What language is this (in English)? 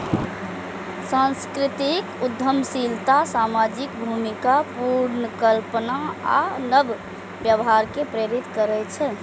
Maithili